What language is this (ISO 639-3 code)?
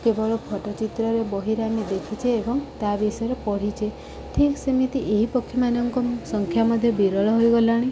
ori